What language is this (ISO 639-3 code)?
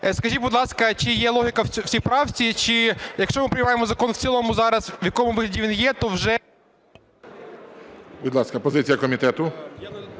ukr